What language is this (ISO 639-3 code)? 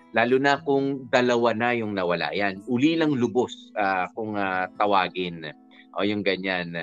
fil